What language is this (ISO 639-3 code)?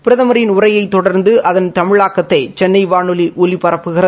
tam